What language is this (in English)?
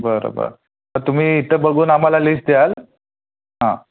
Marathi